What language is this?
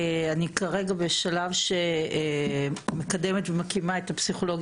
Hebrew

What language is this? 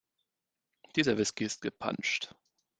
German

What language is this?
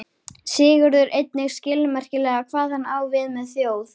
Icelandic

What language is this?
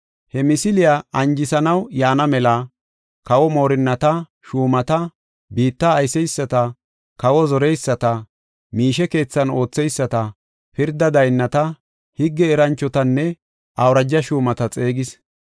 Gofa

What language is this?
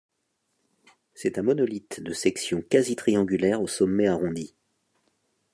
French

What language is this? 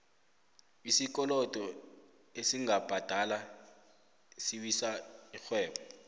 South Ndebele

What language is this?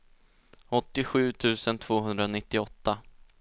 Swedish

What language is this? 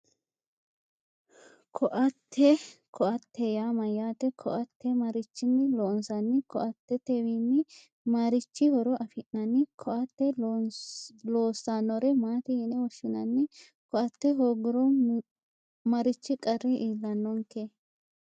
Sidamo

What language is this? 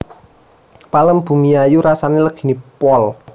Javanese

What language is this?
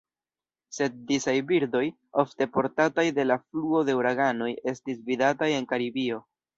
Esperanto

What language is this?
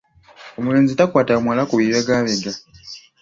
Ganda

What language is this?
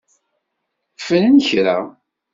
Kabyle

